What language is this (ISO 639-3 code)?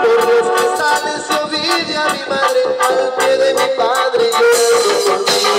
ron